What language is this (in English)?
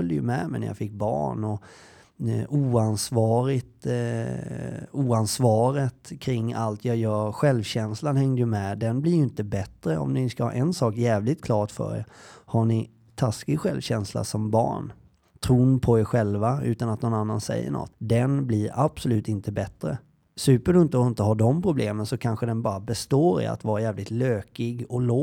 Swedish